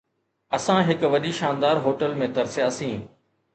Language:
Sindhi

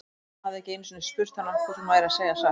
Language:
Icelandic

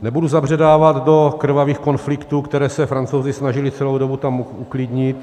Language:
Czech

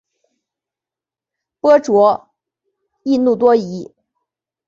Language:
Chinese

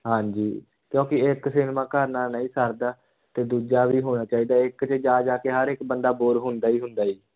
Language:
Punjabi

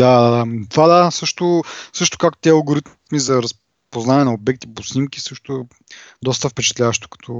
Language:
Bulgarian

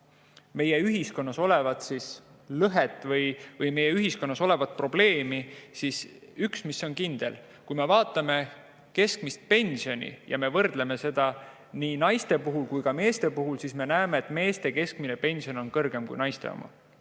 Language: Estonian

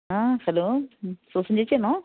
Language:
Malayalam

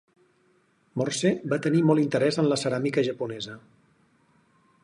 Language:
Catalan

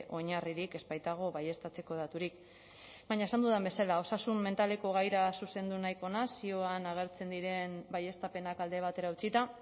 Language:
Basque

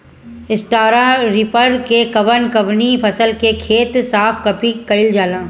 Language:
Bhojpuri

